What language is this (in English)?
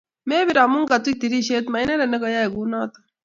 Kalenjin